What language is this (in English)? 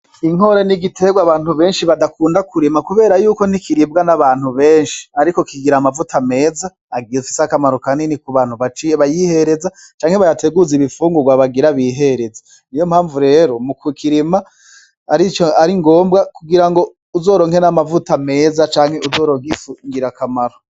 Rundi